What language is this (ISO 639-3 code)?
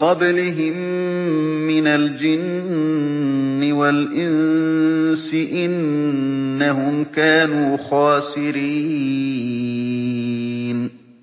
ara